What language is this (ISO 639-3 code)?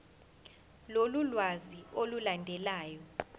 zul